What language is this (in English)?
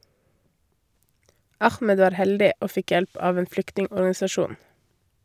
Norwegian